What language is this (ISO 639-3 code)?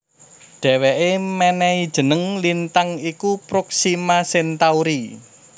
jav